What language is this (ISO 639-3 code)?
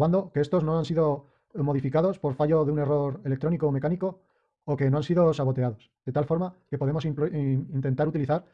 spa